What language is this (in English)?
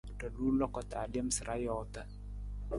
Nawdm